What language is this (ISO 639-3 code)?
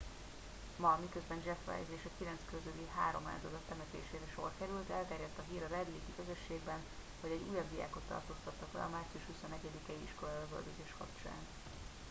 hun